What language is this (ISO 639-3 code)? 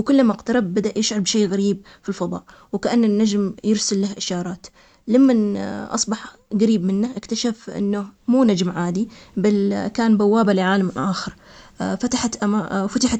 acx